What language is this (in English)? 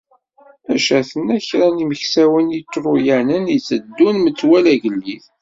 Kabyle